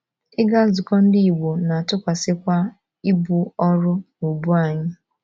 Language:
Igbo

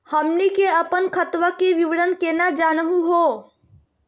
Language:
Magahi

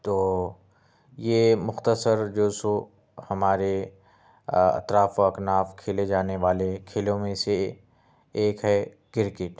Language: Urdu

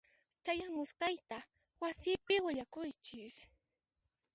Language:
Puno Quechua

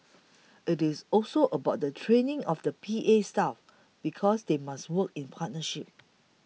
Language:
English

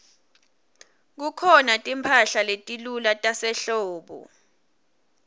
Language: Swati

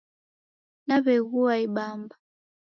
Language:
Taita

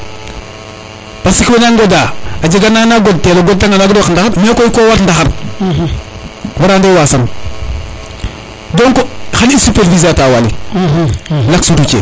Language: Serer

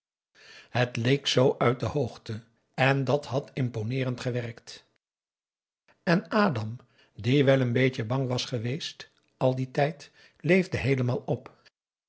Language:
Dutch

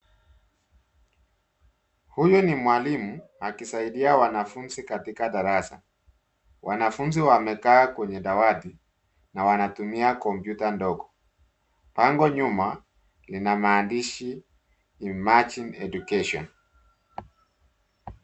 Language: Swahili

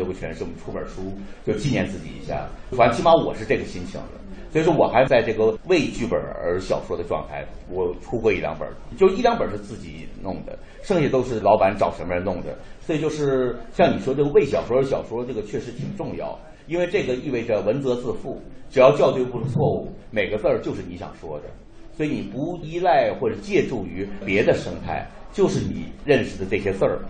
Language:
Chinese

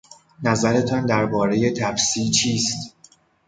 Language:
Persian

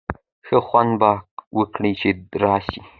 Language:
Pashto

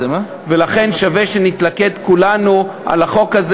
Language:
Hebrew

